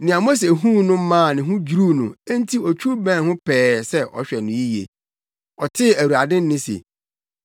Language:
Akan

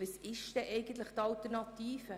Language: Swiss German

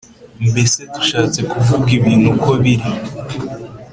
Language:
Kinyarwanda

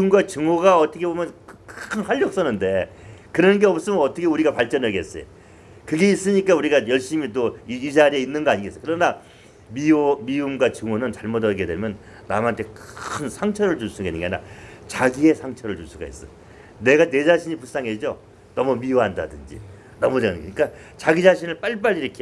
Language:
Korean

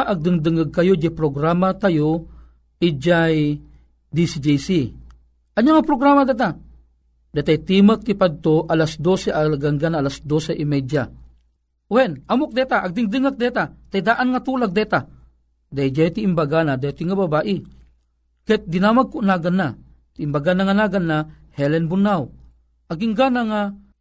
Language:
Filipino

